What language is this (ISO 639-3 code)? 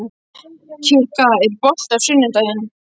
isl